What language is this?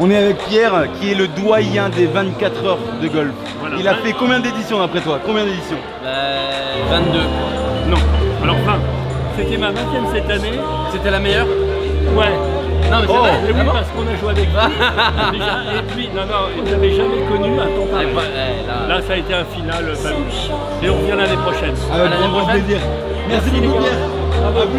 French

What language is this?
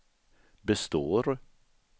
Swedish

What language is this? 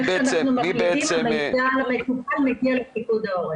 Hebrew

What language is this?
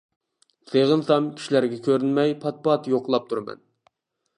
Uyghur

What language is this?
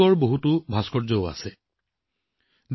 Assamese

